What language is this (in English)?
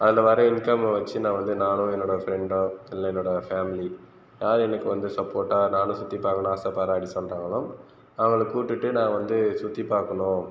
Tamil